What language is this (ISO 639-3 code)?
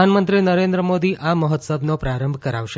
guj